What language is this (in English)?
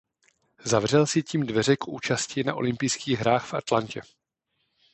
Czech